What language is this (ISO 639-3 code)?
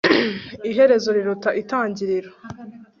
kin